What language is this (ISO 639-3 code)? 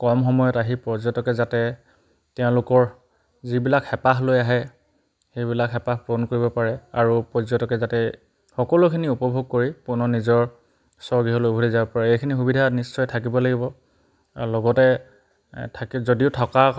asm